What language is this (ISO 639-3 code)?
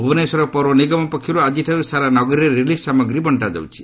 ori